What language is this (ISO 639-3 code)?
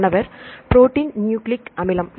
tam